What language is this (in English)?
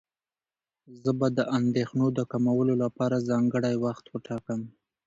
Pashto